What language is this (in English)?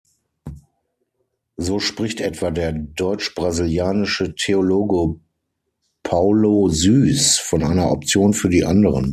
German